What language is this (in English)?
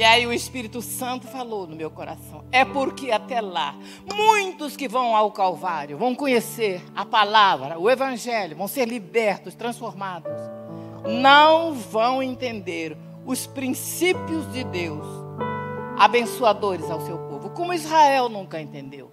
Portuguese